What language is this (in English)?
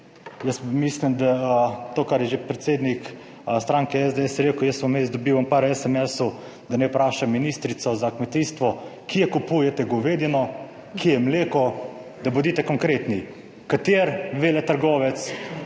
Slovenian